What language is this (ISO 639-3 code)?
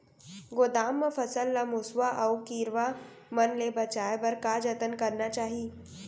hne